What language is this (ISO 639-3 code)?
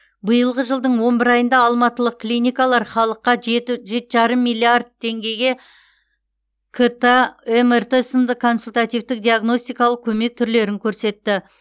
kaz